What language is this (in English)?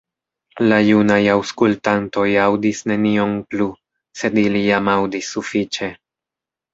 Esperanto